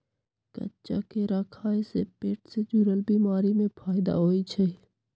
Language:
Magahi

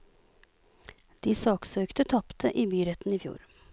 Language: Norwegian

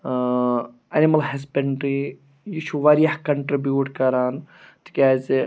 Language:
Kashmiri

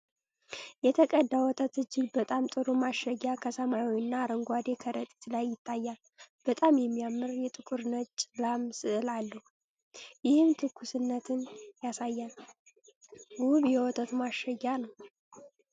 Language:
Amharic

